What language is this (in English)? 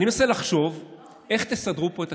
Hebrew